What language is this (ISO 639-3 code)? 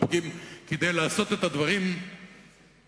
heb